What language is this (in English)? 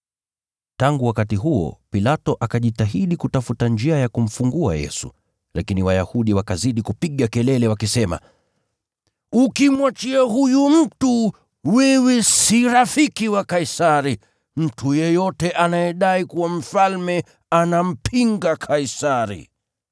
Swahili